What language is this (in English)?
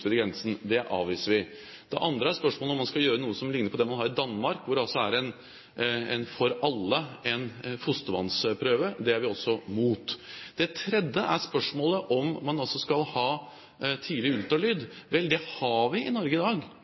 Norwegian Bokmål